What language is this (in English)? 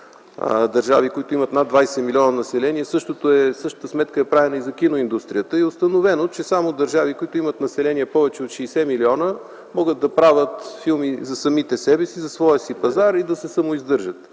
Bulgarian